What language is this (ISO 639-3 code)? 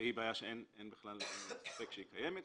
heb